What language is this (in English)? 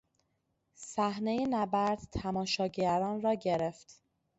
Persian